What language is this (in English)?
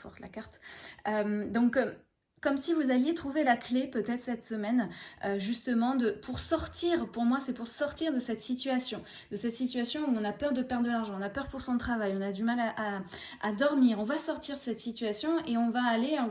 French